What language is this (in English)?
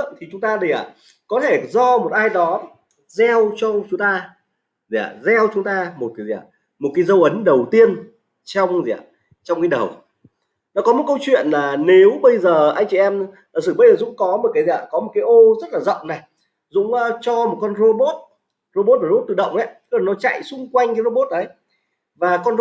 Vietnamese